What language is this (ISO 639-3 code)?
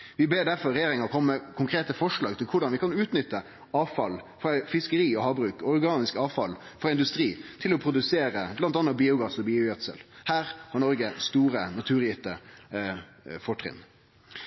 nno